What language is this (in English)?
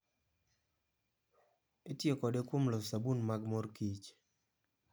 Luo (Kenya and Tanzania)